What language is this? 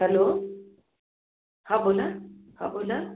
Marathi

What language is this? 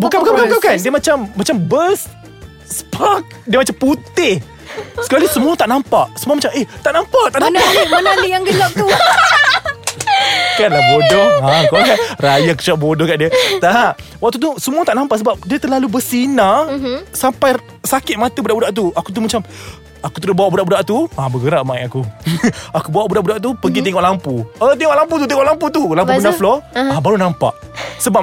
Malay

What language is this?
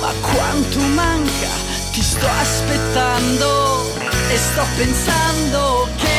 Italian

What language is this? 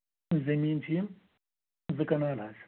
Kashmiri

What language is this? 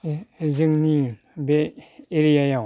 Bodo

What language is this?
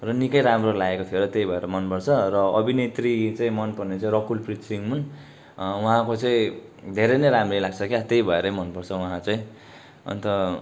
Nepali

